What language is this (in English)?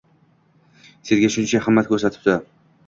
Uzbek